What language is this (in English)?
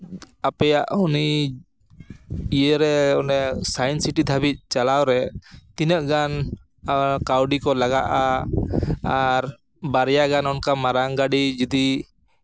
Santali